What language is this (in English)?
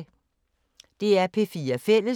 Danish